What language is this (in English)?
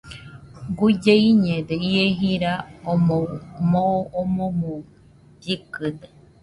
Nüpode Huitoto